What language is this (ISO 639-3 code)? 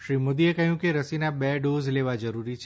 guj